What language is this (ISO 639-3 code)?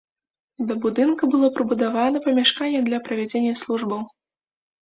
bel